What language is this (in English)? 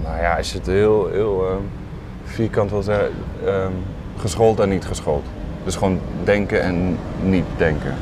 Dutch